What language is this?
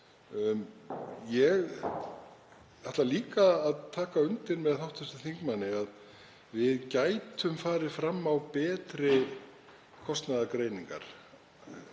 Icelandic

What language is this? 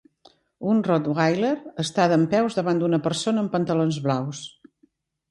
Catalan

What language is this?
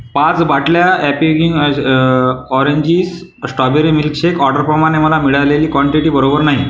Marathi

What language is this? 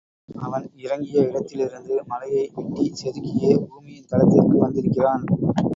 Tamil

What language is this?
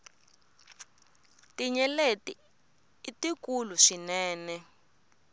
Tsonga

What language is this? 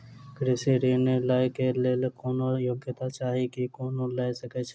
Maithili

